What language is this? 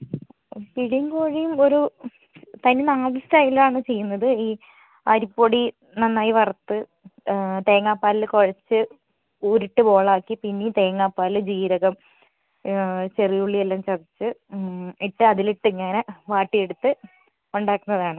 Malayalam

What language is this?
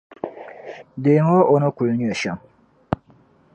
Dagbani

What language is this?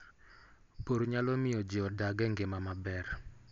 Luo (Kenya and Tanzania)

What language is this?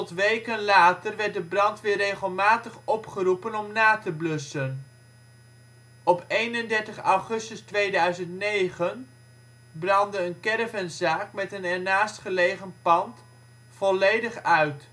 Dutch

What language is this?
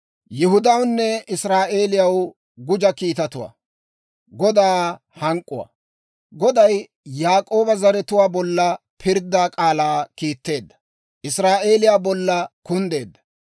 Dawro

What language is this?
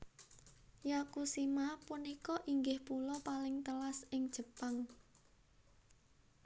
Javanese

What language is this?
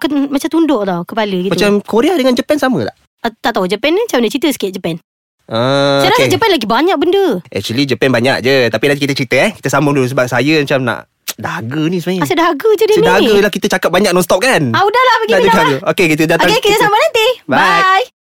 Malay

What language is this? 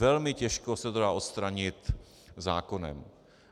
Czech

